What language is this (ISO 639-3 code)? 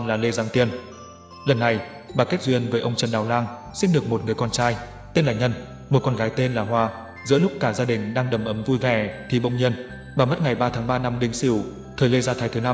vie